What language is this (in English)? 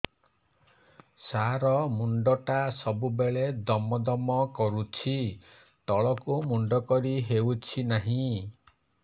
Odia